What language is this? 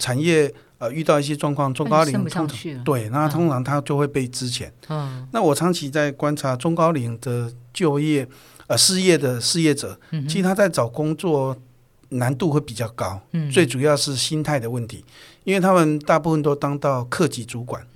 Chinese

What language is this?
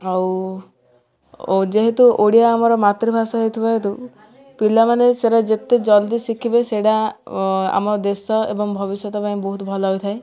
Odia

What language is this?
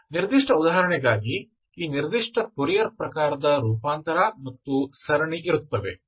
Kannada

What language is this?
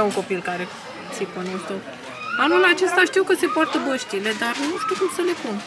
Romanian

